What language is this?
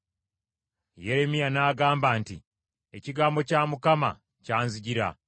Ganda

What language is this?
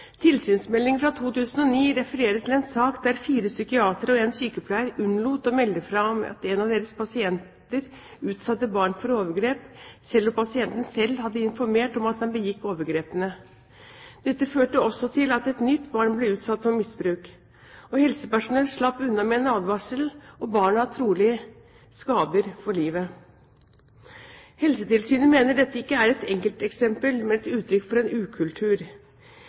Norwegian Bokmål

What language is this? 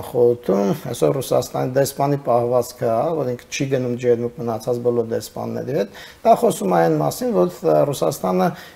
Romanian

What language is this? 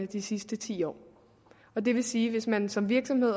Danish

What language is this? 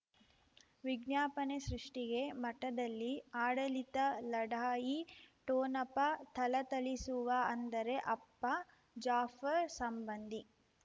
Kannada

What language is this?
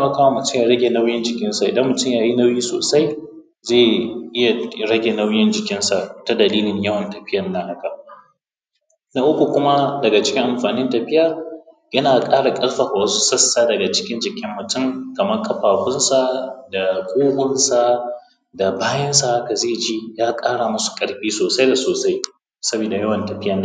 Hausa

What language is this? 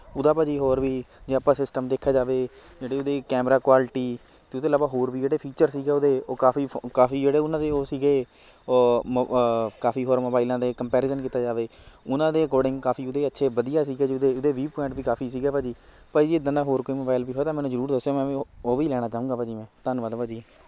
Punjabi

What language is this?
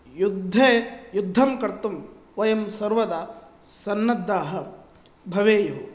Sanskrit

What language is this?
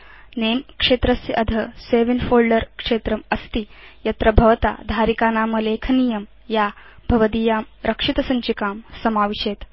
Sanskrit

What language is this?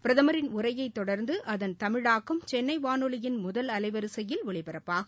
Tamil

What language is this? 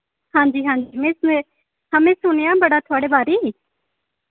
Dogri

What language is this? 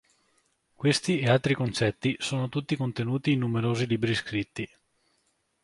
Italian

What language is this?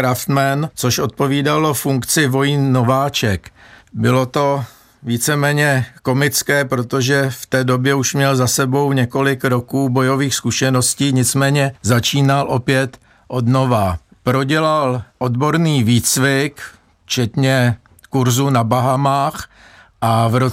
Czech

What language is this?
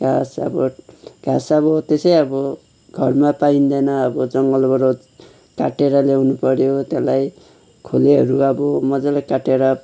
Nepali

